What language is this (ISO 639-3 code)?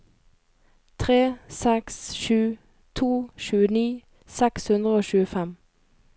nor